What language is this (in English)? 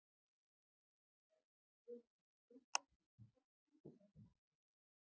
Icelandic